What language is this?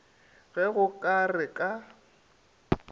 Northern Sotho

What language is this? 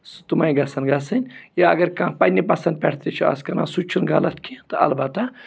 Kashmiri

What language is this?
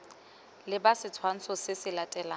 Tswana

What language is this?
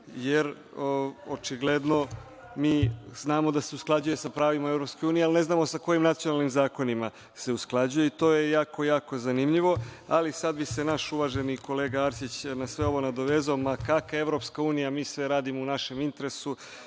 Serbian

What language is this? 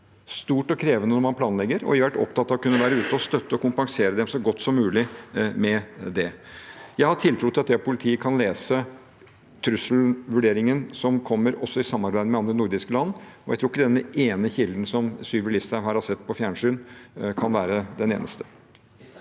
Norwegian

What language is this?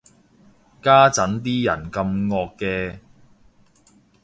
Cantonese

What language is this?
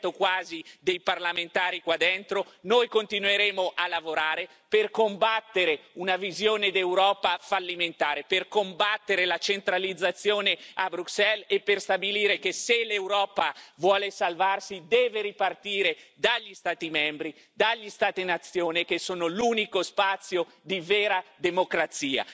Italian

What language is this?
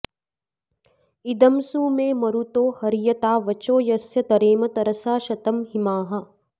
Sanskrit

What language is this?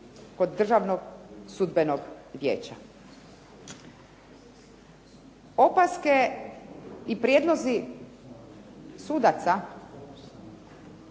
Croatian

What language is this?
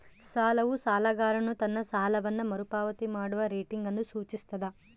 Kannada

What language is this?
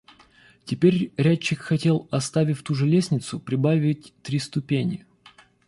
Russian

